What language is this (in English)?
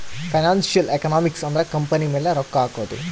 Kannada